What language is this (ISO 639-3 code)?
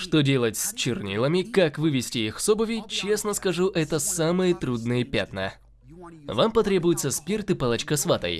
rus